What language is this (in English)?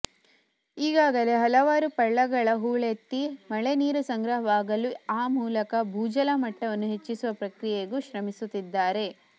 Kannada